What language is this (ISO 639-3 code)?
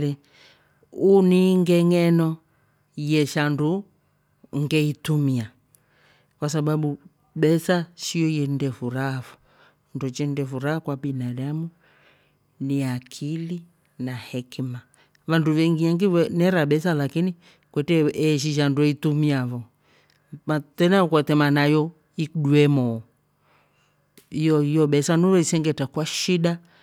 rof